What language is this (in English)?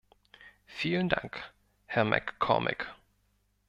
German